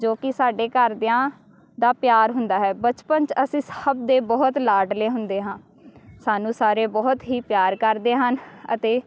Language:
Punjabi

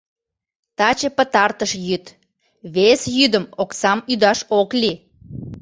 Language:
Mari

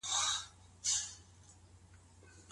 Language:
Pashto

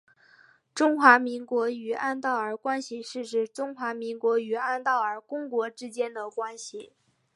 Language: Chinese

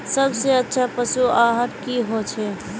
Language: Magahi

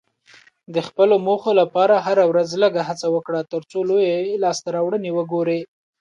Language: Pashto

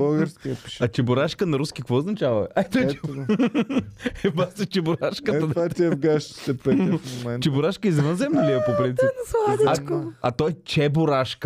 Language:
Bulgarian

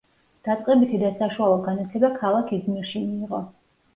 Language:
Georgian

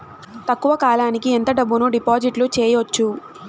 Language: Telugu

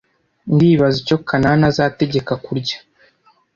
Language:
Kinyarwanda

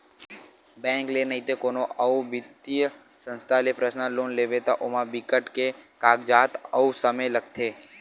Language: Chhattisgarhi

